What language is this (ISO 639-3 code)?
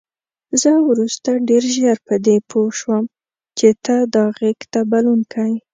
pus